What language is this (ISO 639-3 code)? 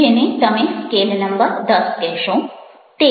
guj